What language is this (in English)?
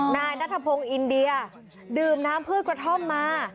Thai